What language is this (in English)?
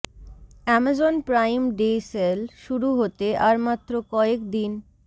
Bangla